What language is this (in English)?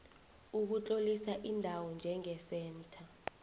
South Ndebele